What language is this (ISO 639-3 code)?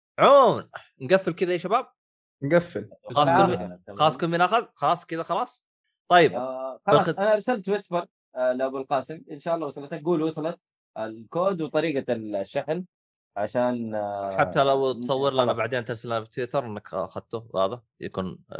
ara